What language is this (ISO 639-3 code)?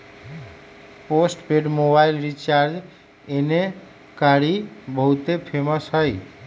mag